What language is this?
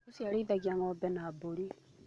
Kikuyu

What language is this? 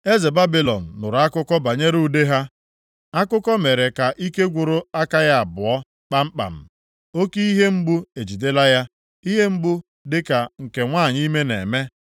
Igbo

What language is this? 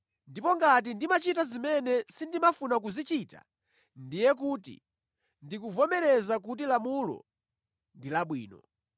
Nyanja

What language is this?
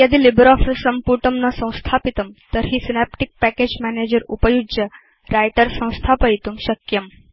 Sanskrit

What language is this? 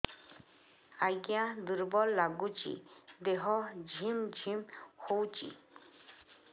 Odia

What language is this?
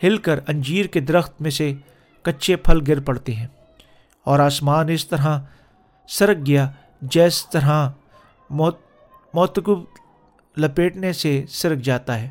Urdu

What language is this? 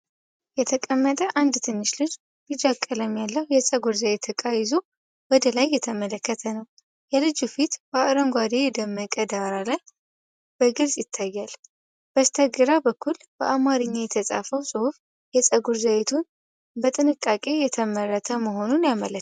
Amharic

